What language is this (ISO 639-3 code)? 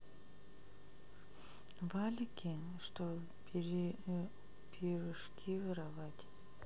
rus